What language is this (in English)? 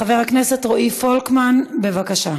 Hebrew